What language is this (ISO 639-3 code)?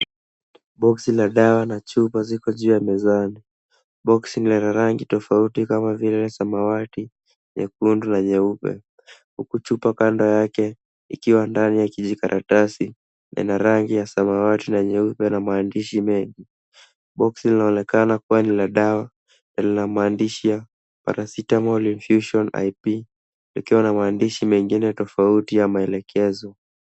swa